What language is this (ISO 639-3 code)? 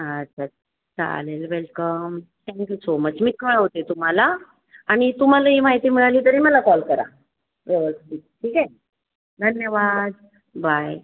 mar